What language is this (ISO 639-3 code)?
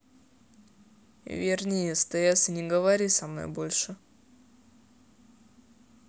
rus